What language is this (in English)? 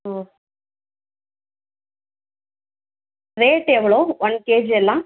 Tamil